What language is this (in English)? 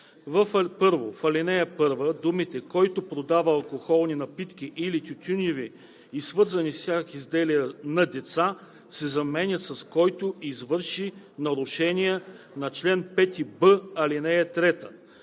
Bulgarian